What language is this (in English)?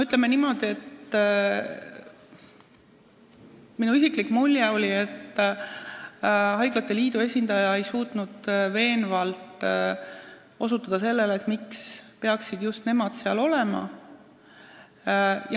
Estonian